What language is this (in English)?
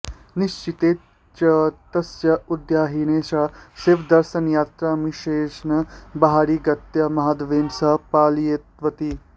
Sanskrit